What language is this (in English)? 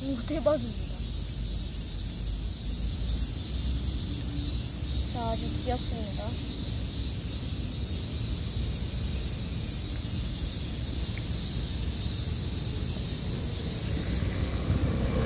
Korean